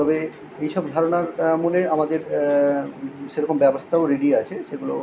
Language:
Bangla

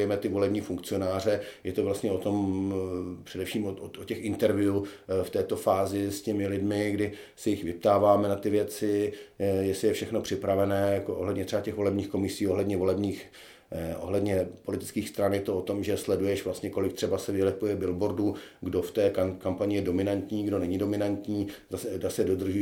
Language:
Czech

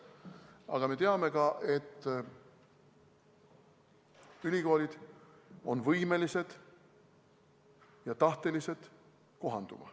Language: Estonian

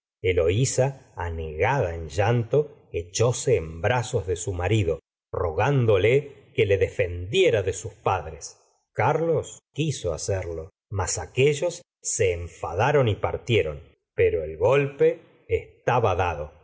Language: Spanish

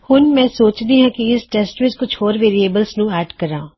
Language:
Punjabi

